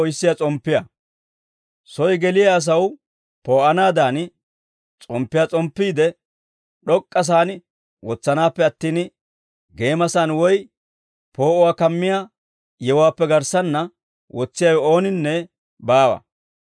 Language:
Dawro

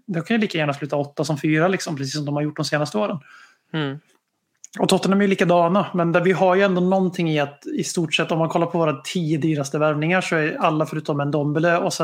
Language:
Swedish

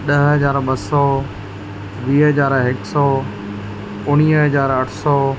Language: Sindhi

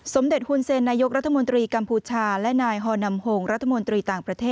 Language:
Thai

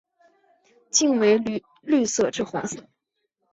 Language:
Chinese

